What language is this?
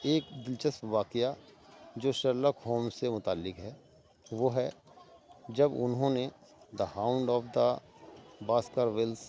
Urdu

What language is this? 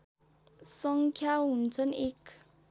Nepali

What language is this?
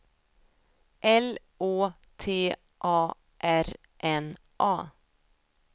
Swedish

